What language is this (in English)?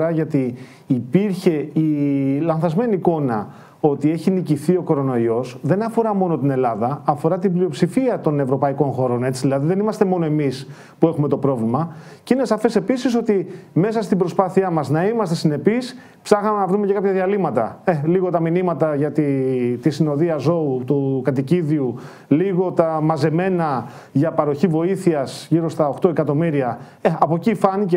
Greek